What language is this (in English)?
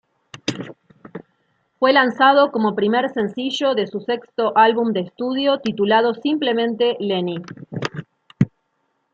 Spanish